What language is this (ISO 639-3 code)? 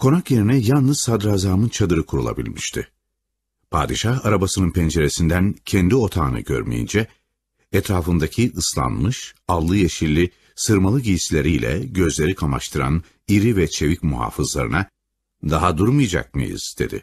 tur